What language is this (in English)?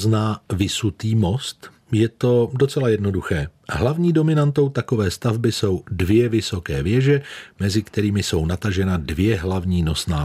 Czech